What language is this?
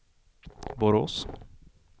Swedish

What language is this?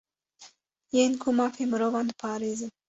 Kurdish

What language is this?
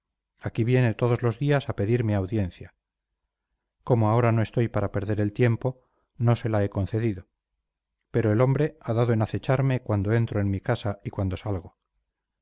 Spanish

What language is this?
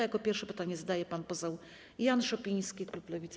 Polish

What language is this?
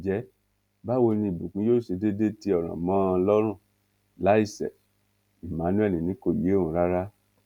Yoruba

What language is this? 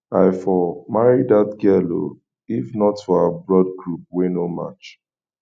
Nigerian Pidgin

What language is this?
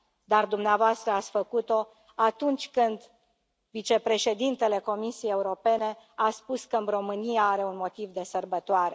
Romanian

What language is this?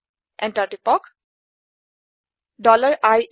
Assamese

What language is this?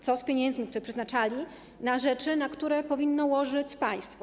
Polish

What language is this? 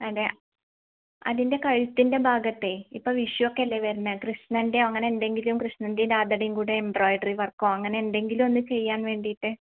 Malayalam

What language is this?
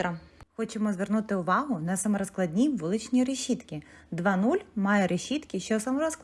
Ukrainian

